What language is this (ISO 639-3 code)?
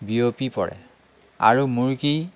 asm